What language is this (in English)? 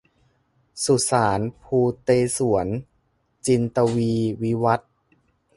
Thai